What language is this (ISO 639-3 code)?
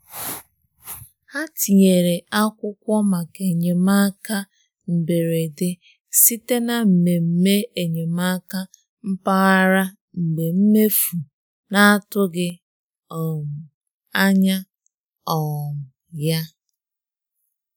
ibo